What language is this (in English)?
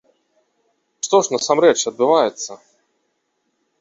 Belarusian